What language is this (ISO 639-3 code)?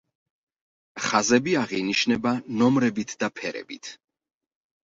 kat